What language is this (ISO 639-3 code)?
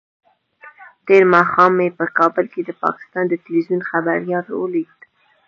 pus